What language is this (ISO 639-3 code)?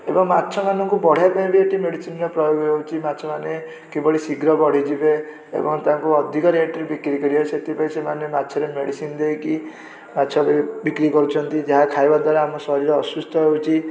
ori